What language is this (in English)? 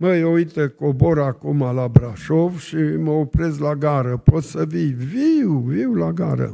Romanian